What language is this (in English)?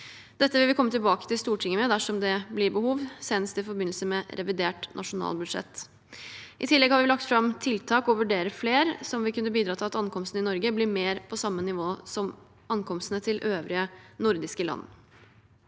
Norwegian